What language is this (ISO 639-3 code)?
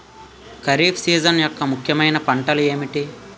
tel